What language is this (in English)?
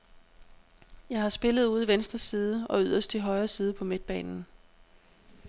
Danish